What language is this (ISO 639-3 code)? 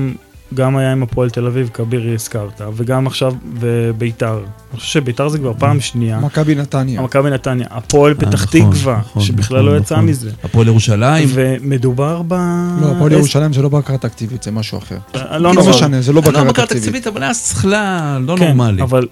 heb